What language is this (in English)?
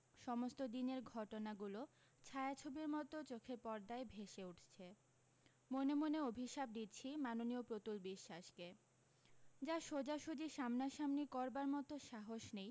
Bangla